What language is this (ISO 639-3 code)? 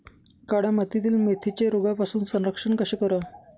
mar